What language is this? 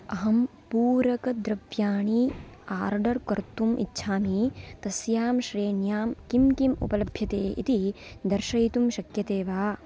Sanskrit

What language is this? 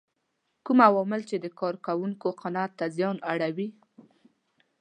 Pashto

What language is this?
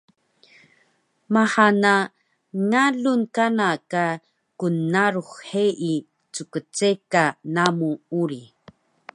Taroko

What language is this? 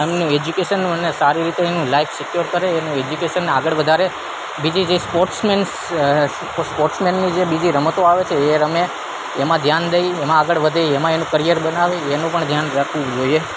Gujarati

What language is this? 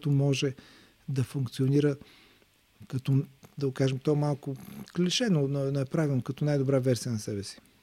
Bulgarian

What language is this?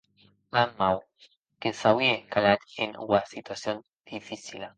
Occitan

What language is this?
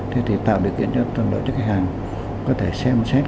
Vietnamese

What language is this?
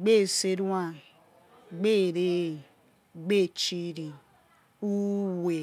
Yekhee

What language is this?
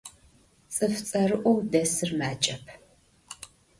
Adyghe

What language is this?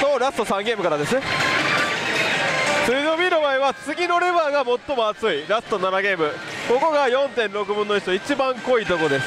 Japanese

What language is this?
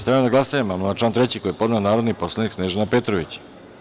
Serbian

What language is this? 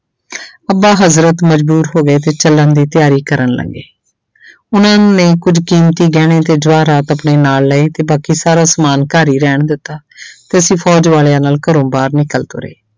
Punjabi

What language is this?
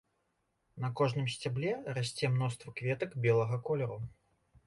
Belarusian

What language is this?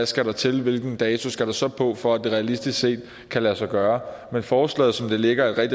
Danish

